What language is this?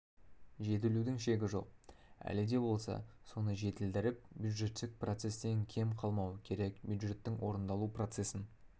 Kazakh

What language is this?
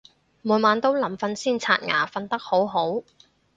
Cantonese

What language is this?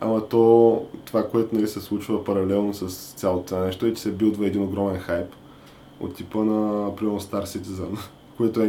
Bulgarian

